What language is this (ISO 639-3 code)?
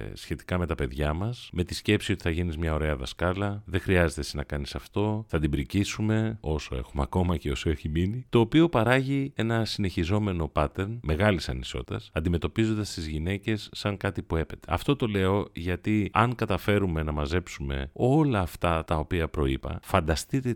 ell